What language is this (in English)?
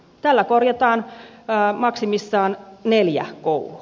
Finnish